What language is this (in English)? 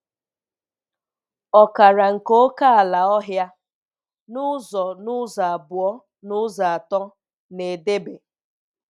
Igbo